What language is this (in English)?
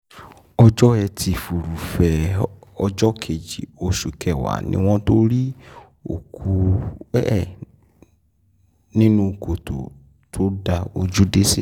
Yoruba